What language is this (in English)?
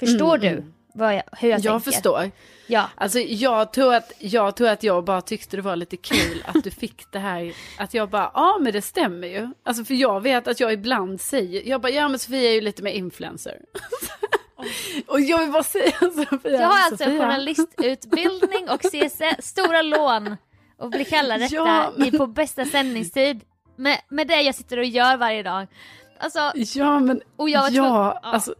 Swedish